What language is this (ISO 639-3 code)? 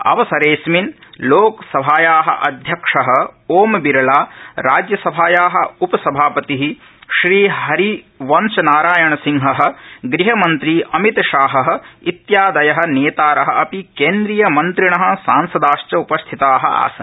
san